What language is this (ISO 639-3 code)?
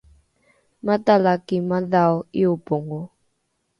dru